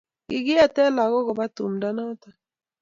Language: Kalenjin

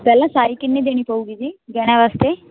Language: Punjabi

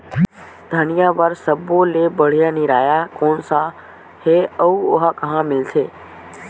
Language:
Chhattisgarhi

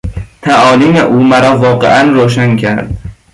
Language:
Persian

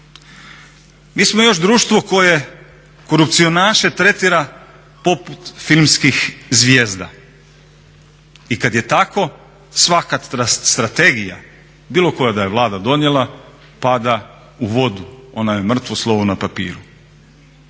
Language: Croatian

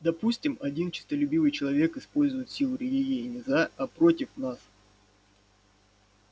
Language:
Russian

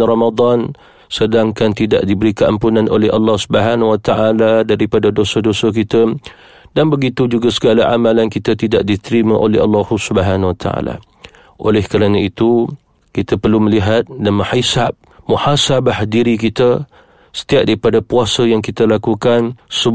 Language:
Malay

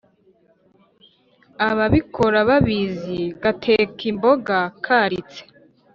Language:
Kinyarwanda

